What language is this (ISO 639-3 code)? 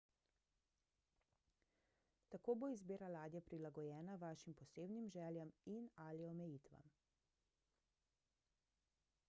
slv